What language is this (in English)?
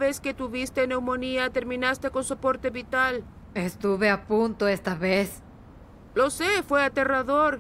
Spanish